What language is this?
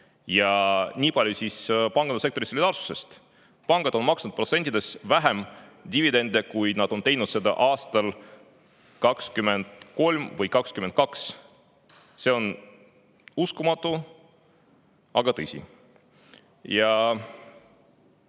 Estonian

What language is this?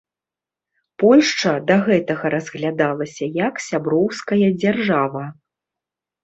Belarusian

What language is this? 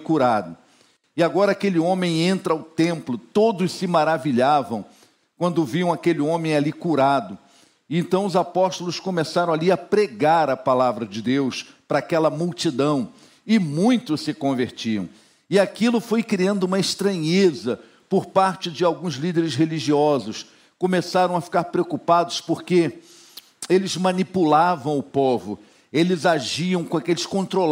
Portuguese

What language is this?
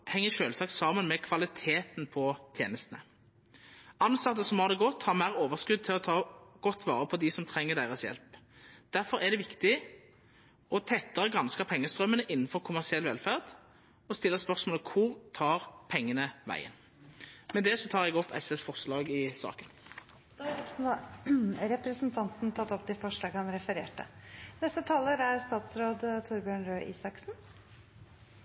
Norwegian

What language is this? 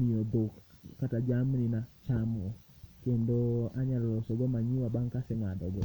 Luo (Kenya and Tanzania)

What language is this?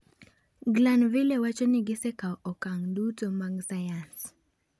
Luo (Kenya and Tanzania)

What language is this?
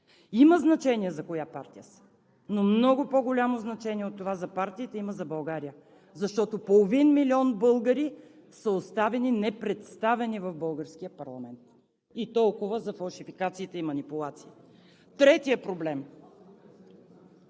Bulgarian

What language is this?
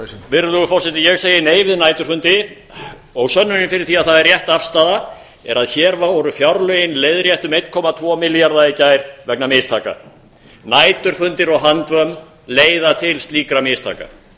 Icelandic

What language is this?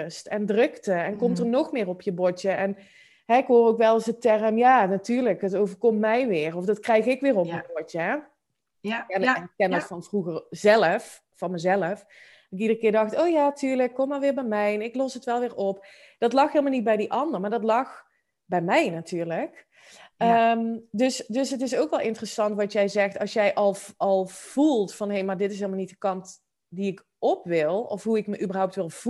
Dutch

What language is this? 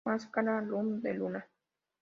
Spanish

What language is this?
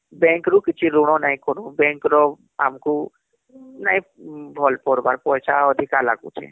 Odia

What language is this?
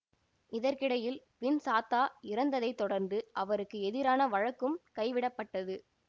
Tamil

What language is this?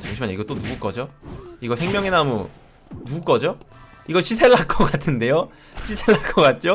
Korean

